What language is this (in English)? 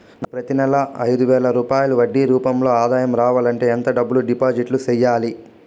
Telugu